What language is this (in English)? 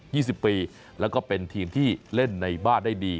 Thai